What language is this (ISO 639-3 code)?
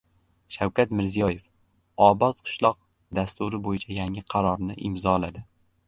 uzb